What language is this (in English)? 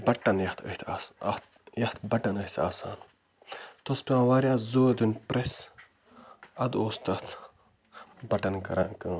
Kashmiri